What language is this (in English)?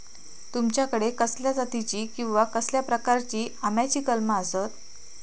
Marathi